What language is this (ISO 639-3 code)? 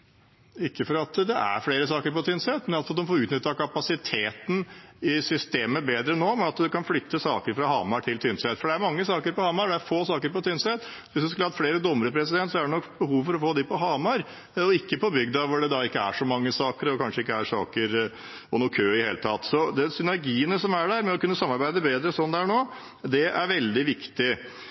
nob